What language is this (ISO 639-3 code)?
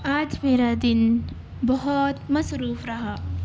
urd